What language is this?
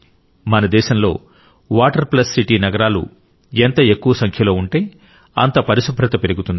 Telugu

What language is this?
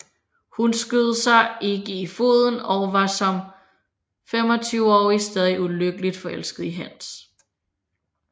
Danish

